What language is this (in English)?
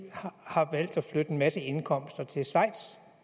Danish